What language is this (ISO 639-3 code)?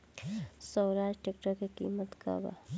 bho